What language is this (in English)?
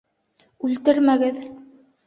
Bashkir